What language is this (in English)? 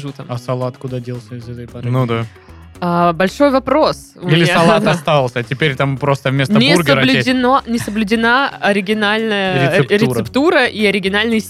Russian